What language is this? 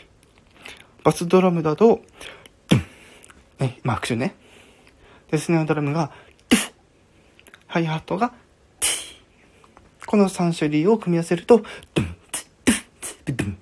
Japanese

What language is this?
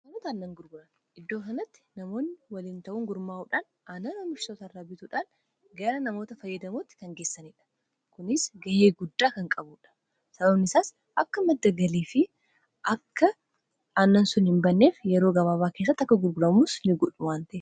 Oromo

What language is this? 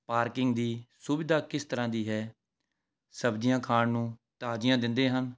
Punjabi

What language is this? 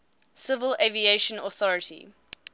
English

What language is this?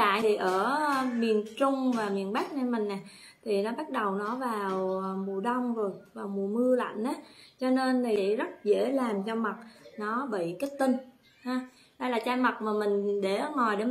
Vietnamese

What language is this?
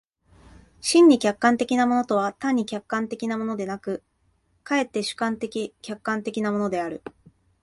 Japanese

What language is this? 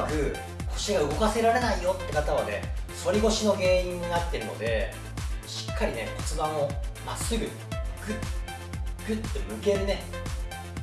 Japanese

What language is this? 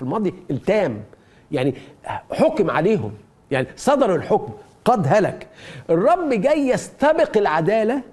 Arabic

